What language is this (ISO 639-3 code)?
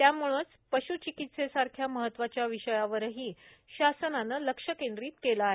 mar